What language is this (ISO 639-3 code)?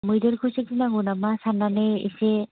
brx